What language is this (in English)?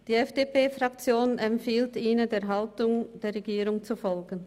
Swiss German